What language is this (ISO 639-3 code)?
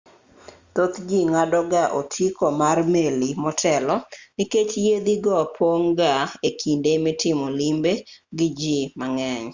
luo